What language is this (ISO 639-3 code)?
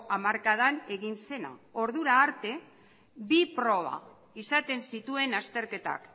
eus